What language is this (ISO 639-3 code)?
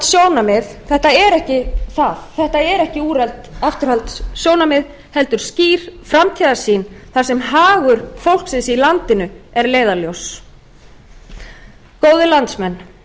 isl